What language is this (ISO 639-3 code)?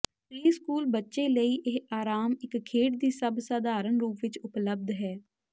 pan